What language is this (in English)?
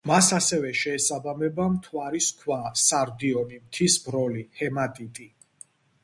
Georgian